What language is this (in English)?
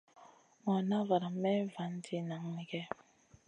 Masana